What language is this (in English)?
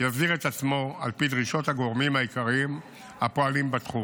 Hebrew